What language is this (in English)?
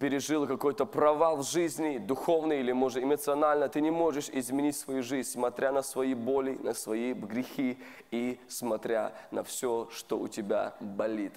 Russian